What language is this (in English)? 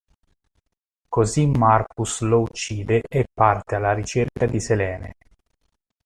Italian